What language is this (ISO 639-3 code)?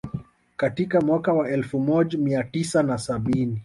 swa